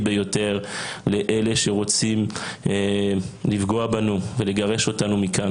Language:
Hebrew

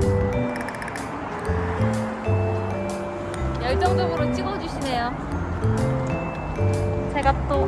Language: Korean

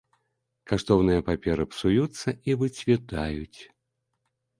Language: Belarusian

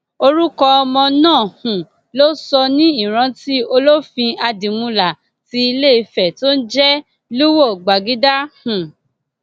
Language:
Yoruba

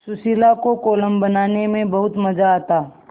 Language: Hindi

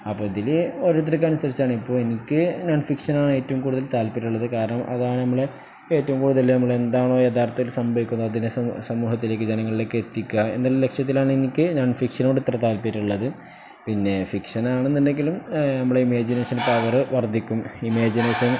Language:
Malayalam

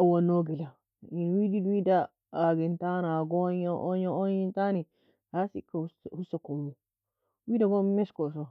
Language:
Nobiin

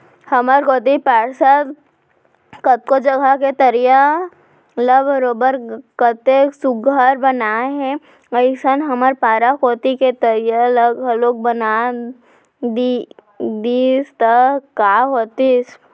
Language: Chhattisgarhi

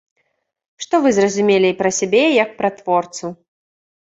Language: Belarusian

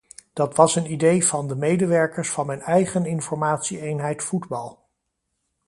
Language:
Dutch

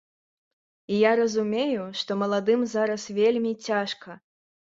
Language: Belarusian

